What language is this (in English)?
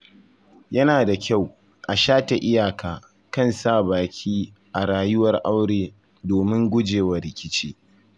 Hausa